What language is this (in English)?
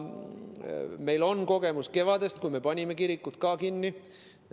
Estonian